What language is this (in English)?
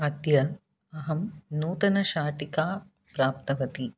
Sanskrit